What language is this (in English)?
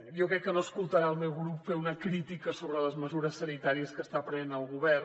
Catalan